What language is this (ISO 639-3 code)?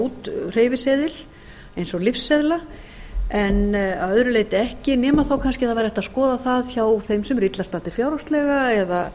isl